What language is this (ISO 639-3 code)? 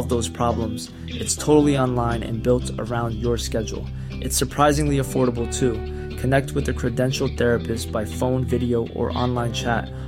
fil